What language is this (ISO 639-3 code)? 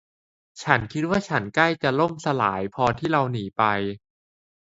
tha